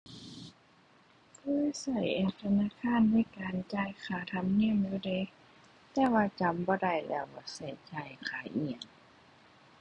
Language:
Thai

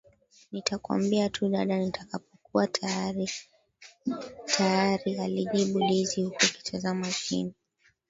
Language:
Swahili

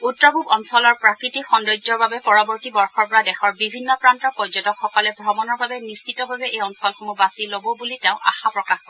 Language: Assamese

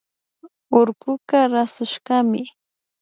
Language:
Imbabura Highland Quichua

